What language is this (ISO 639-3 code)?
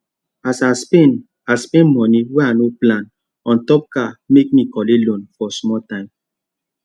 pcm